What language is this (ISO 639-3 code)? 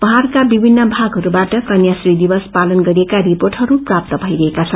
nep